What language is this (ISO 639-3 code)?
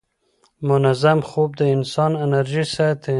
pus